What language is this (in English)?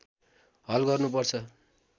Nepali